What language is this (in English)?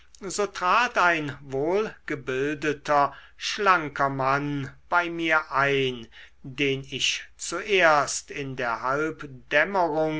German